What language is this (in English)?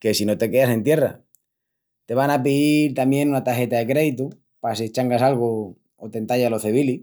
Extremaduran